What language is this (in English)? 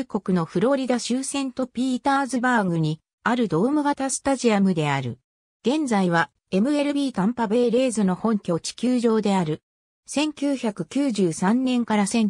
Japanese